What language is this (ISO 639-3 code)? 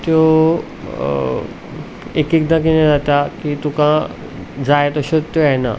kok